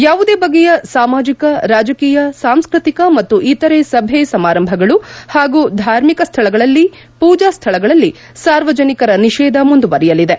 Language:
Kannada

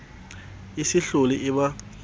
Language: Southern Sotho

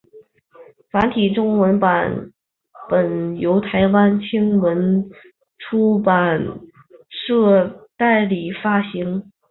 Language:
Chinese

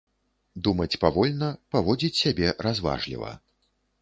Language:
Belarusian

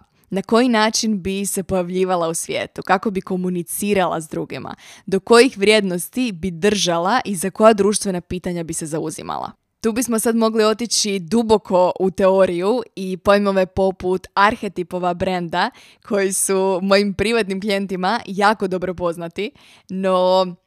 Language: Croatian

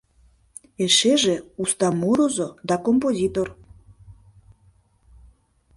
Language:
Mari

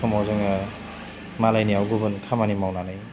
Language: Bodo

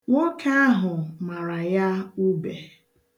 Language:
Igbo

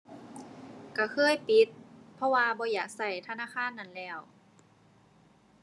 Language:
Thai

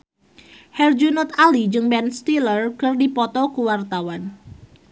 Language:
Sundanese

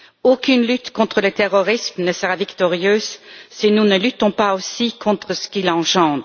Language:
French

